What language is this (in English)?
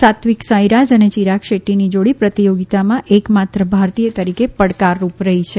Gujarati